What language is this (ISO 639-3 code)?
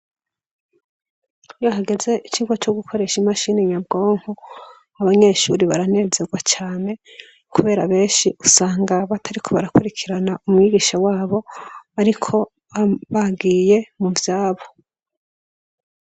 run